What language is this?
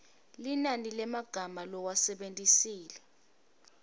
Swati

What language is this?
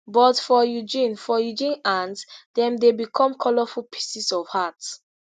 Nigerian Pidgin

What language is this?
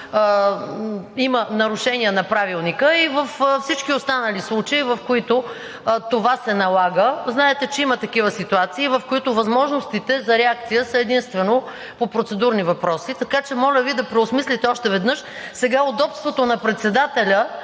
Bulgarian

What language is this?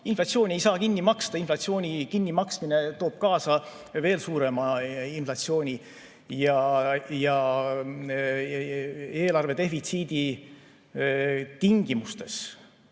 Estonian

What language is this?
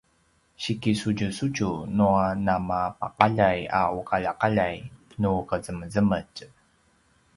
Paiwan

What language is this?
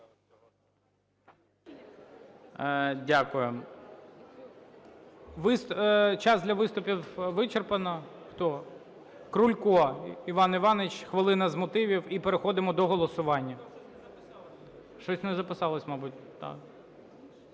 Ukrainian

